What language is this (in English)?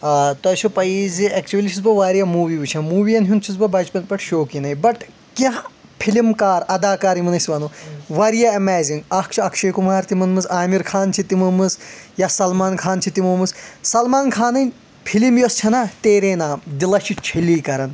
Kashmiri